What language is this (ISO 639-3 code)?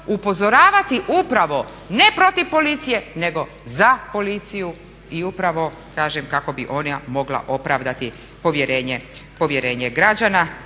hrv